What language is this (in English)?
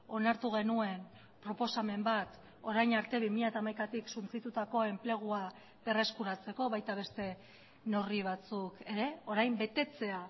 Basque